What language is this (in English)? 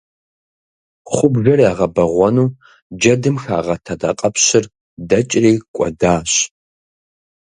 Kabardian